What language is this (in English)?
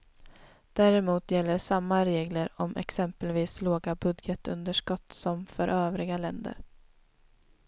Swedish